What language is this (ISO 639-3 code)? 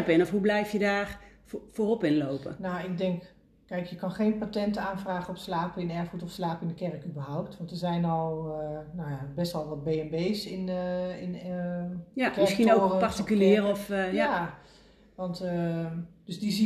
nld